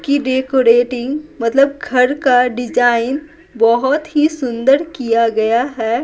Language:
Hindi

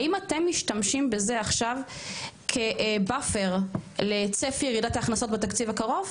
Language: Hebrew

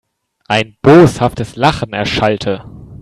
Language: German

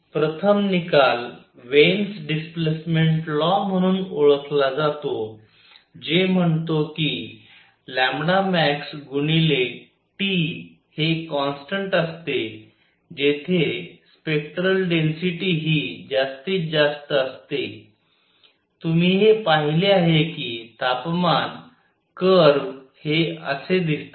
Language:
Marathi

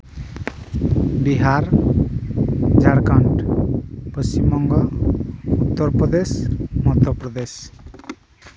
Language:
Santali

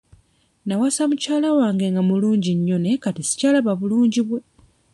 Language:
Ganda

